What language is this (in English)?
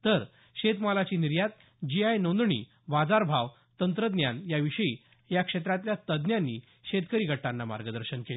Marathi